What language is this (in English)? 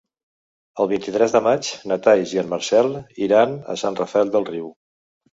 Catalan